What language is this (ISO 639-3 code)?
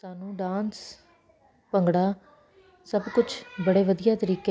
pan